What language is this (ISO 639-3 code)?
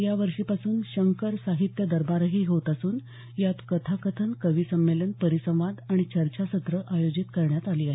mar